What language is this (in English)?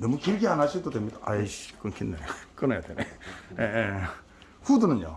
Korean